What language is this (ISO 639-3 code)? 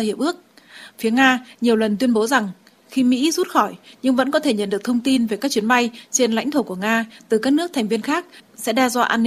vie